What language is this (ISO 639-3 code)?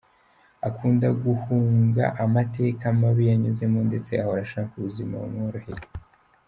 kin